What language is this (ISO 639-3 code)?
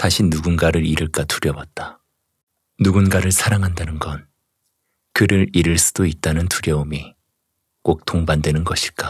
kor